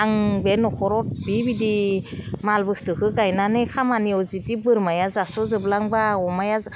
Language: Bodo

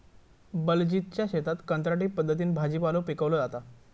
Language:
Marathi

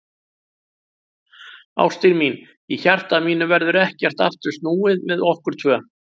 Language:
Icelandic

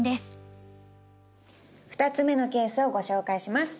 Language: Japanese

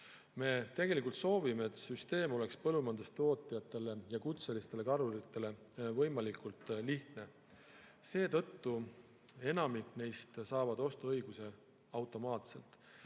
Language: Estonian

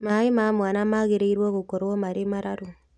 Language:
Kikuyu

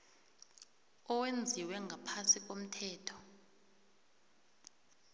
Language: South Ndebele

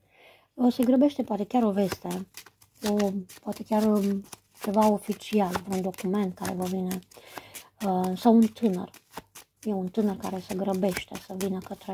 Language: Romanian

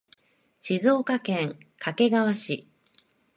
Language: Japanese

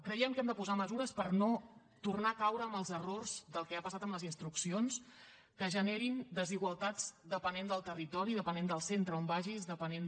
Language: Catalan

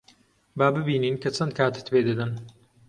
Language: Central Kurdish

